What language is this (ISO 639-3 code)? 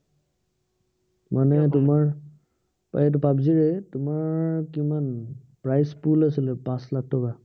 asm